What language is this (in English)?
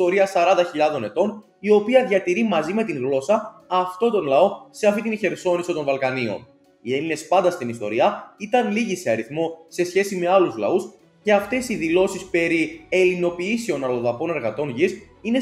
Greek